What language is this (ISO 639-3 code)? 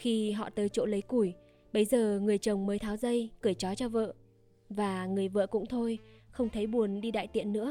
vie